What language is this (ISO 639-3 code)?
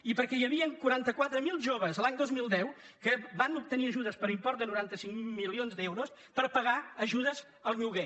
cat